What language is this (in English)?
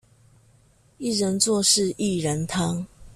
Chinese